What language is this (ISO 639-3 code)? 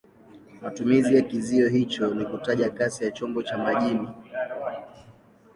swa